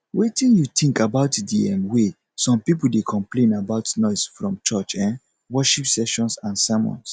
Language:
Nigerian Pidgin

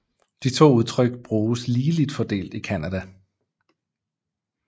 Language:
Danish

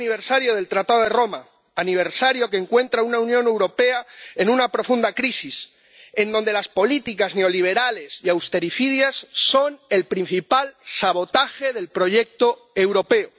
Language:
Spanish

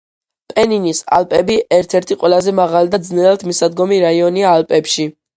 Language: Georgian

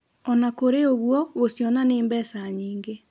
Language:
Kikuyu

